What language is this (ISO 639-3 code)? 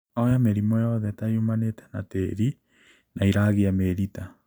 kik